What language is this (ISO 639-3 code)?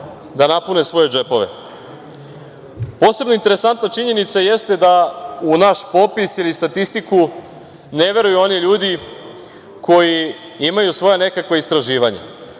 srp